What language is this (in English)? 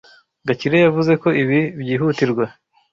Kinyarwanda